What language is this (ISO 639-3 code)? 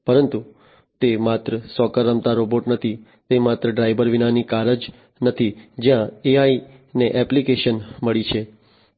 guj